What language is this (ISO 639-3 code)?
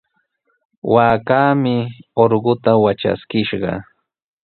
qws